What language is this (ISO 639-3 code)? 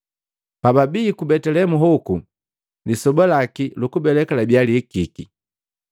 mgv